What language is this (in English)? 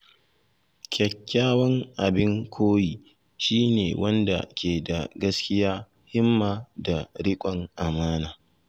Hausa